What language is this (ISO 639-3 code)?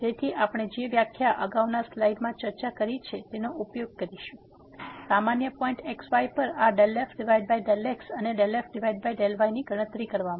guj